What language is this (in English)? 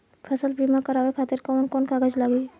Bhojpuri